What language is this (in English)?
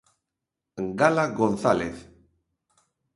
Galician